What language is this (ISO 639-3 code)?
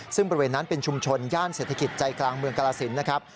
tha